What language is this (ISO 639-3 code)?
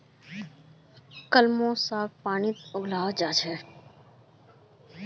mag